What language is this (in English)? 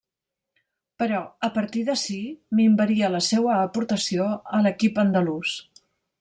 Catalan